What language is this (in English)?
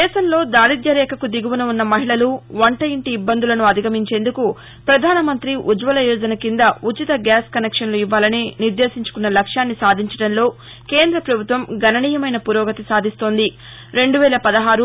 Telugu